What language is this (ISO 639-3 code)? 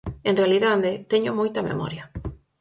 glg